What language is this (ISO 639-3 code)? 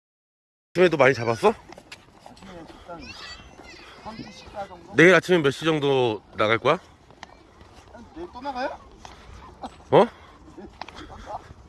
kor